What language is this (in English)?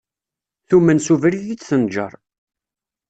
Kabyle